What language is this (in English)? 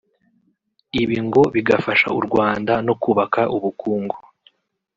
Kinyarwanda